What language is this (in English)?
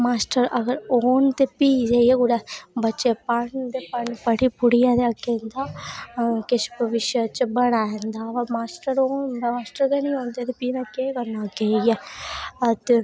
Dogri